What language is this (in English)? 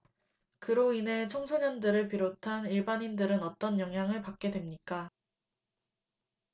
Korean